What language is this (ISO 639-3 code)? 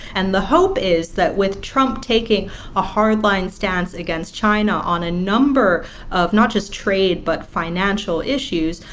eng